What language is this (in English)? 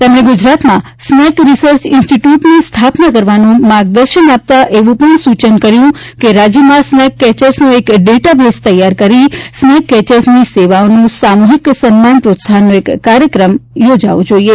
Gujarati